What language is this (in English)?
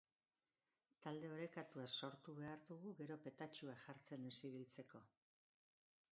Basque